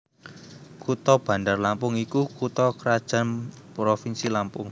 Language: Javanese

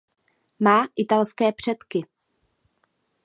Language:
Czech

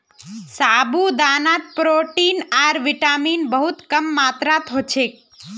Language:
Magahi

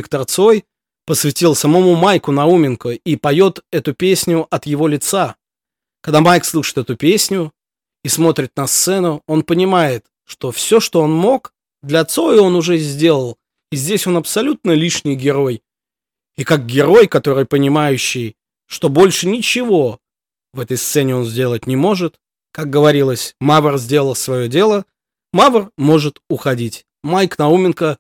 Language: Russian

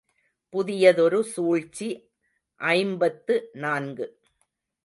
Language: Tamil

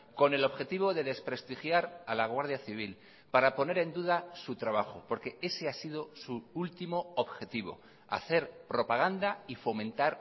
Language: Spanish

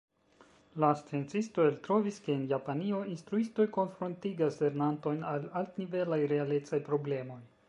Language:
Esperanto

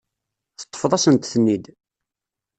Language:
Kabyle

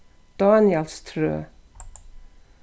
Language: Faroese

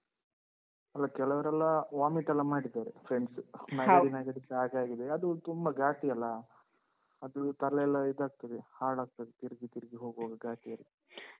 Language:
Kannada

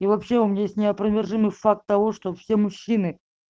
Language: Russian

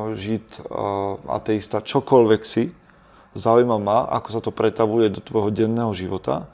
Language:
Slovak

